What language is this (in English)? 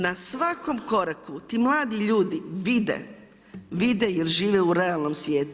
Croatian